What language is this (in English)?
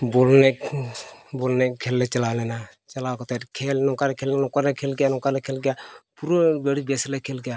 Santali